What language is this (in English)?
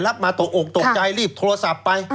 Thai